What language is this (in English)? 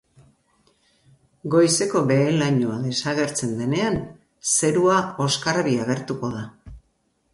Basque